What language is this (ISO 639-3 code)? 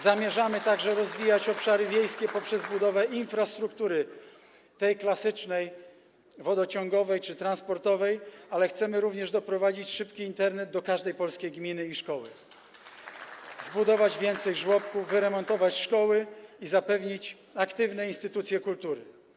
pol